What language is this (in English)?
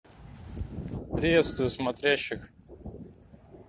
Russian